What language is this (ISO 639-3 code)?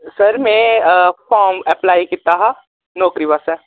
doi